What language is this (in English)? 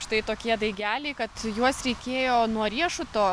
Lithuanian